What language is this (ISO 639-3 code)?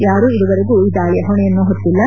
kan